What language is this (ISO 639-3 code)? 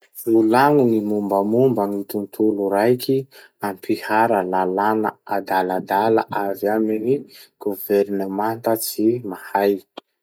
msh